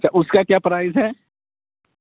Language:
Urdu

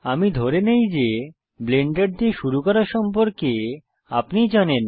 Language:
Bangla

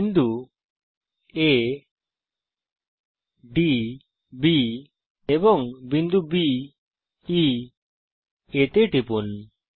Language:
Bangla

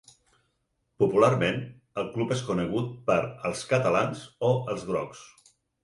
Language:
Catalan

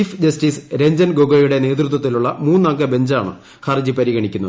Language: Malayalam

